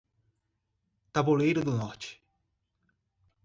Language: Portuguese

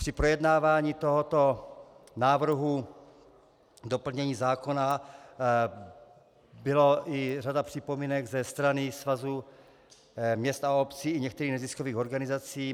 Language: Czech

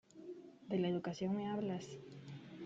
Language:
Spanish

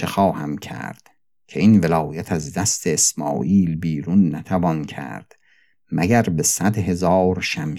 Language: Persian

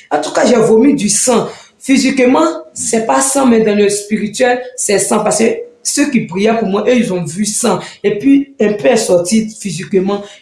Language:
French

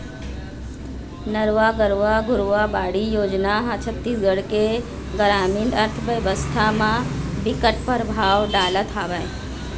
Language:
Chhattisgarhi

